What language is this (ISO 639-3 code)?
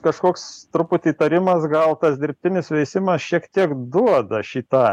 lit